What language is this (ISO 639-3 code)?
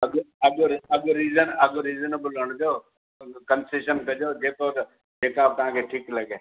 snd